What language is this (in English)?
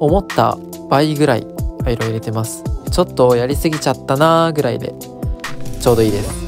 Japanese